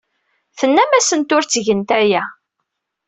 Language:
Kabyle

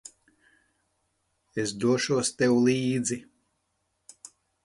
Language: Latvian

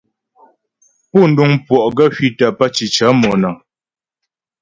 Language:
Ghomala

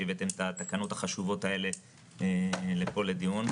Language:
Hebrew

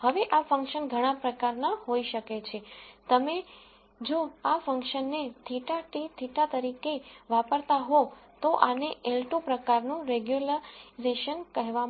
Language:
Gujarati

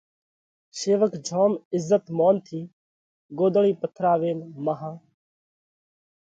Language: Parkari Koli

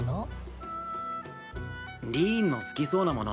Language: Japanese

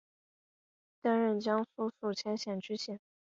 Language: Chinese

